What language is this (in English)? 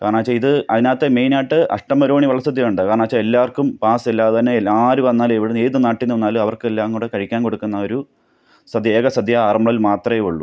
Malayalam